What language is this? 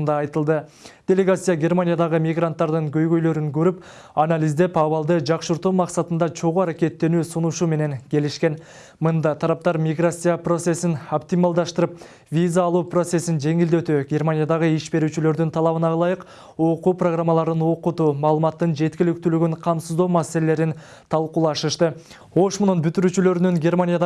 Turkish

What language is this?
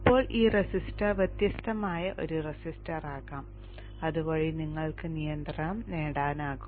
Malayalam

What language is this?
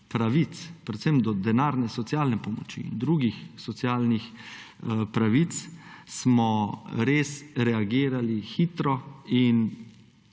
Slovenian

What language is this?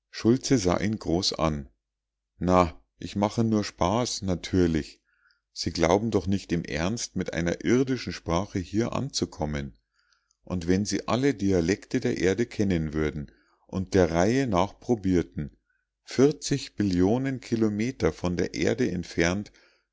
German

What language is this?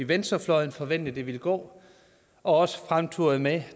Danish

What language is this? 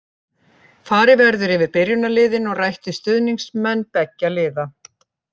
Icelandic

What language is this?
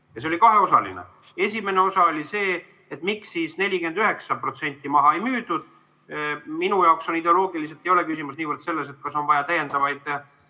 Estonian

